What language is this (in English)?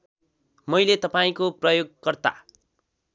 Nepali